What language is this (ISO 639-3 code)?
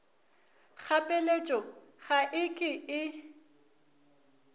nso